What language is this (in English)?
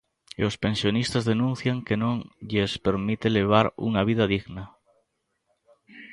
Galician